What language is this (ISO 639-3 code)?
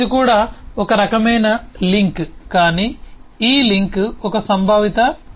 tel